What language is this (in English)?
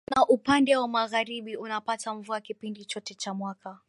Swahili